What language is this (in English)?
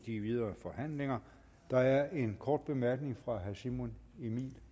Danish